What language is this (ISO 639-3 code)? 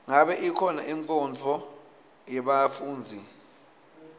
ssw